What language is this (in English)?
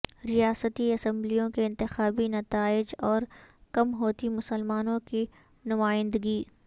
Urdu